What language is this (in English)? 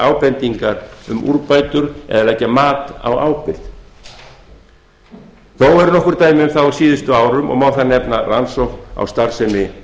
Icelandic